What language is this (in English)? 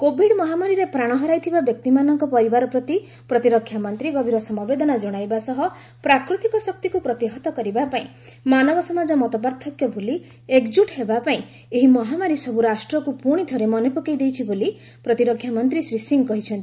Odia